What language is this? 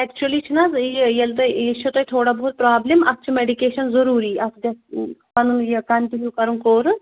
Kashmiri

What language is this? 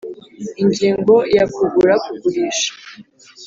Kinyarwanda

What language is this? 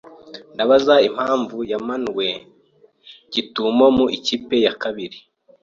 Kinyarwanda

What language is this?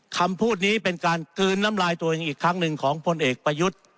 Thai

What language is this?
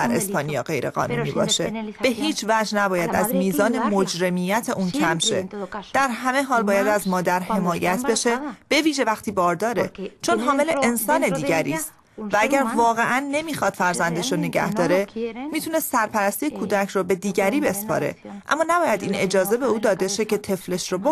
Persian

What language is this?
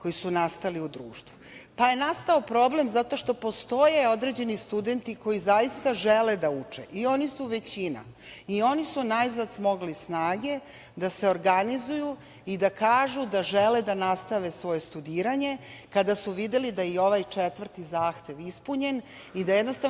Serbian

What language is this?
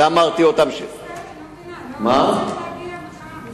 Hebrew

